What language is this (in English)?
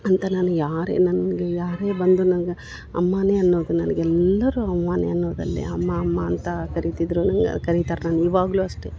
Kannada